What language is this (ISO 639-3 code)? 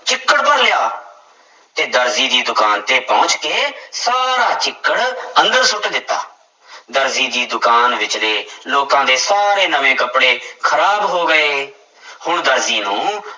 pan